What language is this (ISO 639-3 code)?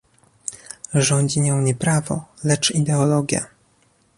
pol